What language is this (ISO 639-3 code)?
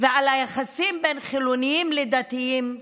heb